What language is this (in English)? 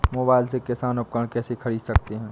Hindi